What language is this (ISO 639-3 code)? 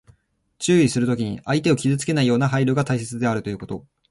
jpn